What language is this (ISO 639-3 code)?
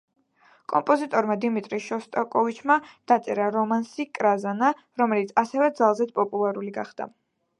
kat